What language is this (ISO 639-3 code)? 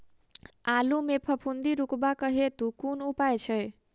mai